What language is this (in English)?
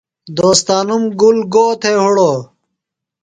Phalura